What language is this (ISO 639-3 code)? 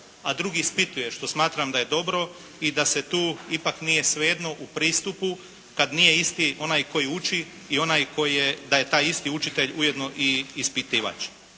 hrv